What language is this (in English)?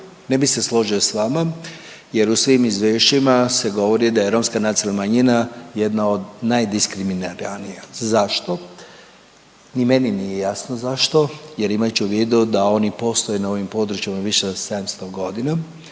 Croatian